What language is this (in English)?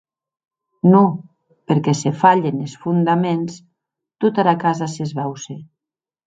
Occitan